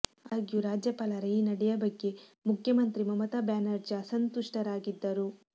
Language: Kannada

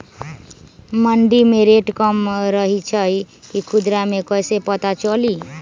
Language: Magahi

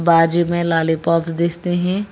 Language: Hindi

